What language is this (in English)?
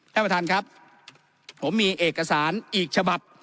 Thai